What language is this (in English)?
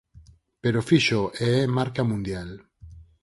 Galician